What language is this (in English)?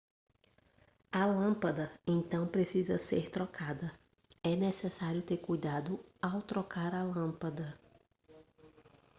Portuguese